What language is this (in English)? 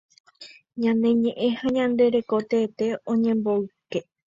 Guarani